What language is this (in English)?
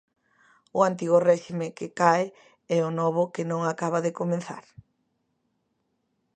Galician